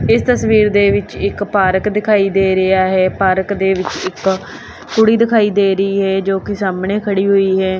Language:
Punjabi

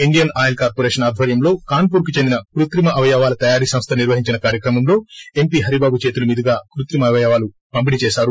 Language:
Telugu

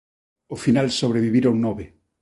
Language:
Galician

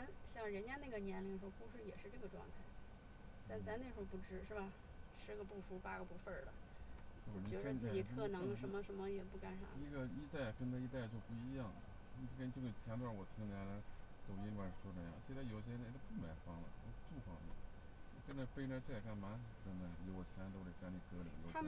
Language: Chinese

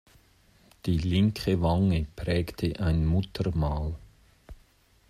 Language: German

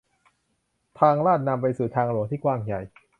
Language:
Thai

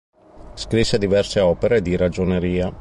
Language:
Italian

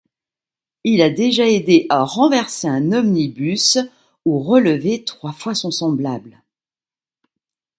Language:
French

